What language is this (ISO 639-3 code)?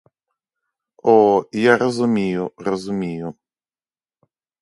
ukr